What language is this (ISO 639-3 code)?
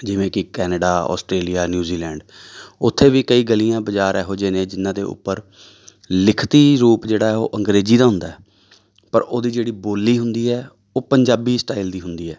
pan